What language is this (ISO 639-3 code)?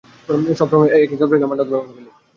ben